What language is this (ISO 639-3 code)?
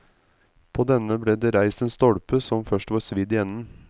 nor